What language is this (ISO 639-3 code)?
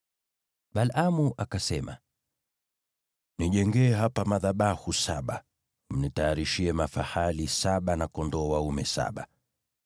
swa